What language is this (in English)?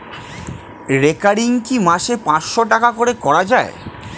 Bangla